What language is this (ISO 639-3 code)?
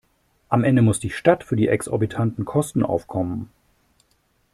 deu